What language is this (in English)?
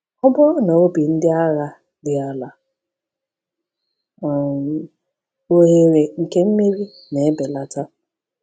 Igbo